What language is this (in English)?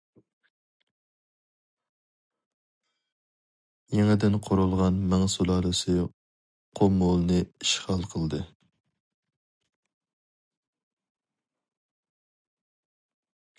Uyghur